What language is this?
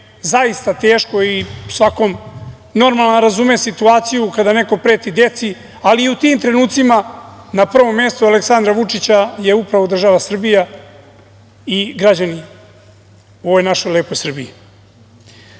Serbian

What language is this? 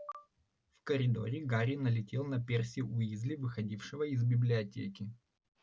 Russian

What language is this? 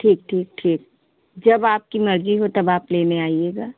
Hindi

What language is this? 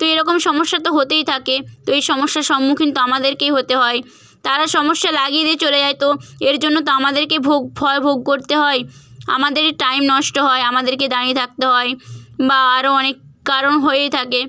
Bangla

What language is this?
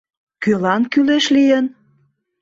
Mari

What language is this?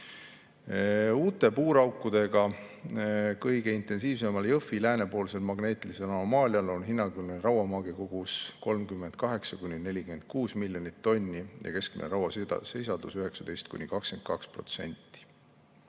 Estonian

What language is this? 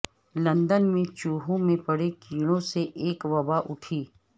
Urdu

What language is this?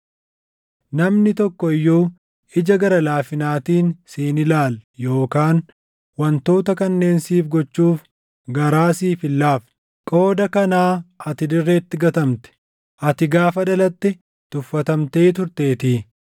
Oromo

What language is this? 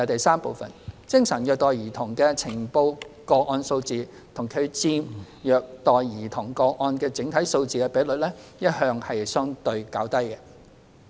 Cantonese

